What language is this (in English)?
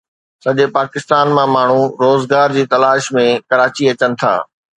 Sindhi